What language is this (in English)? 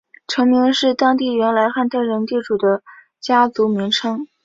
Chinese